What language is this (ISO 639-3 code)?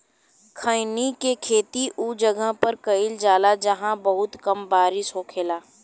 bho